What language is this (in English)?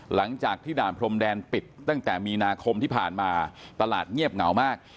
Thai